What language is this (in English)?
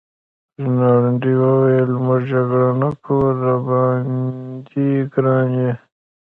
Pashto